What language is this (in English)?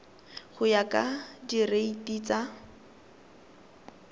Tswana